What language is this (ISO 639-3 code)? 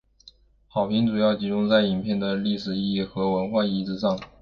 zho